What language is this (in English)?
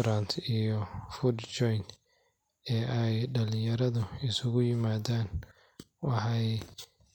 Somali